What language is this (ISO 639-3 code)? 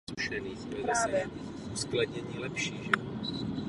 ces